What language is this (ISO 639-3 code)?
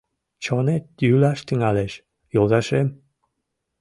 chm